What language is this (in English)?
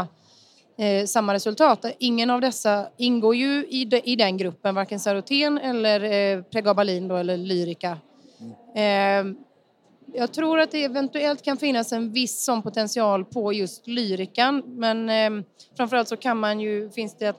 Swedish